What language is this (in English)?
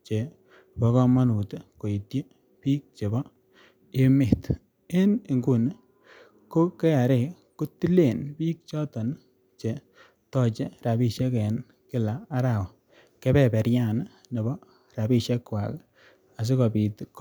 Kalenjin